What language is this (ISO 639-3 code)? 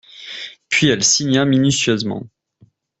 fra